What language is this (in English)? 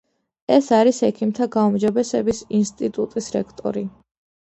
Georgian